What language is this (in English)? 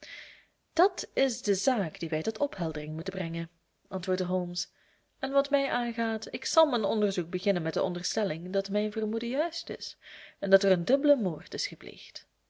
Dutch